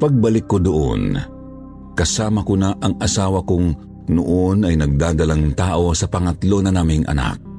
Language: Filipino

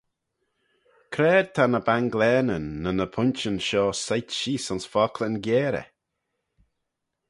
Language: Manx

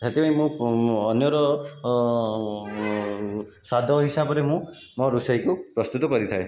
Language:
Odia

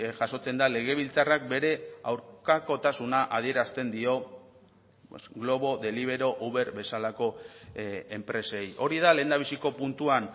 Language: Basque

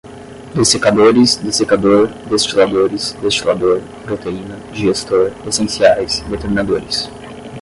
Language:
Portuguese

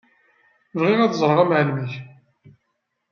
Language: Kabyle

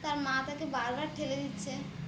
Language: Bangla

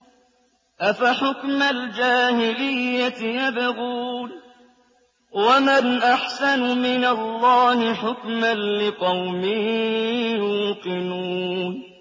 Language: Arabic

